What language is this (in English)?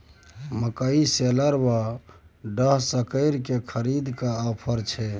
Maithili